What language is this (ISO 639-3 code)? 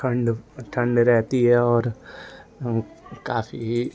hin